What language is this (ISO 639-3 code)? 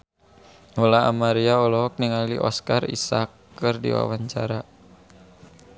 sun